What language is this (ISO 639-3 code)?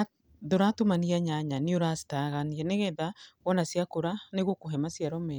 kik